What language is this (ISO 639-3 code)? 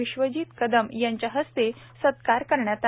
mar